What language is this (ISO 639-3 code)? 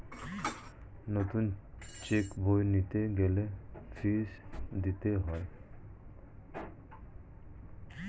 ben